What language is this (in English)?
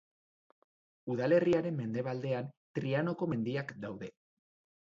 Basque